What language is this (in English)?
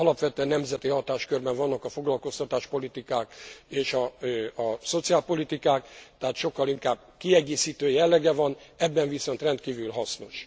Hungarian